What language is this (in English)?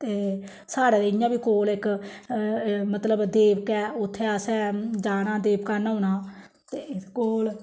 Dogri